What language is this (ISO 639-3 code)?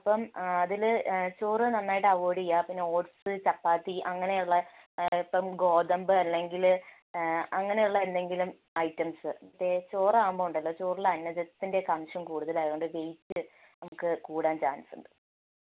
mal